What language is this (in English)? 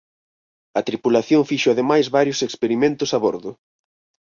Galician